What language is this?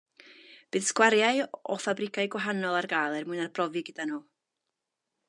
Welsh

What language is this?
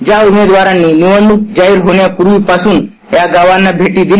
Marathi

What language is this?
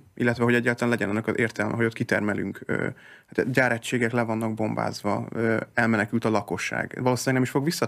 Hungarian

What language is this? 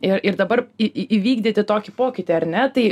Lithuanian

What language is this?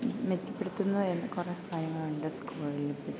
Malayalam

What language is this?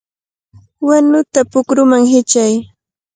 Cajatambo North Lima Quechua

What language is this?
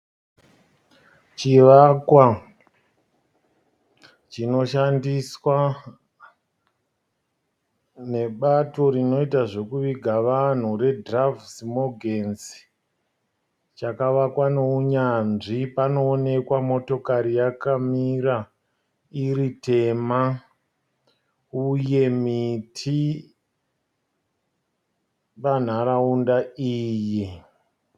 Shona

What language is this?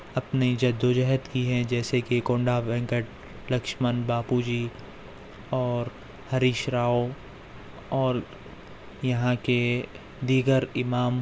Urdu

